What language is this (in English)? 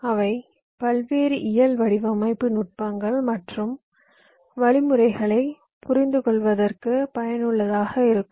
Tamil